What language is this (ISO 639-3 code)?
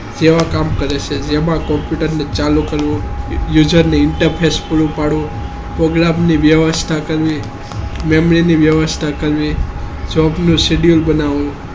guj